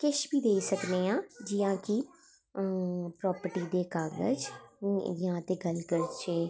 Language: Dogri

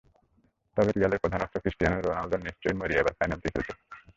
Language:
Bangla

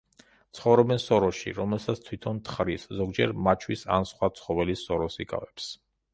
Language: Georgian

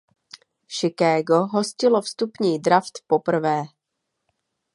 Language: Czech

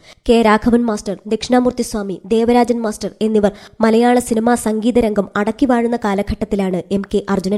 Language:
Malayalam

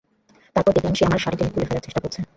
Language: Bangla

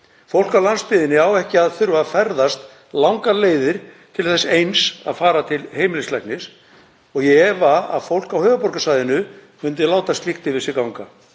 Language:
Icelandic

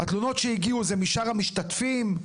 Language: Hebrew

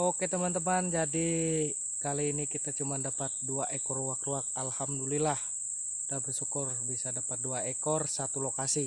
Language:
Indonesian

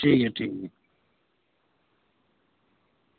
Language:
Dogri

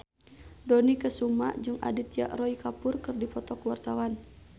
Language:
Sundanese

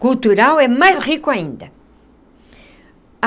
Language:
Portuguese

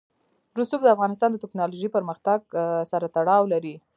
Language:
Pashto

